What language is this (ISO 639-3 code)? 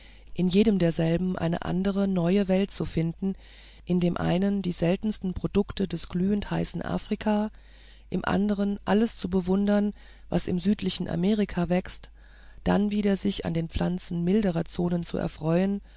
deu